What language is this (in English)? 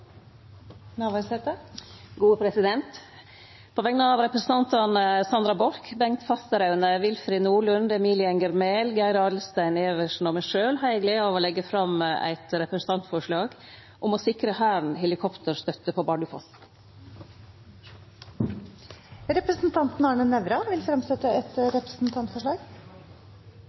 Norwegian